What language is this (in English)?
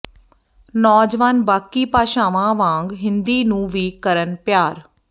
Punjabi